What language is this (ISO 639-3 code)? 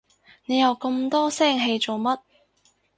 yue